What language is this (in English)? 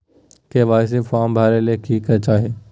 Magahi